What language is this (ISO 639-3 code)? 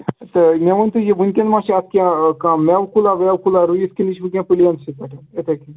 kas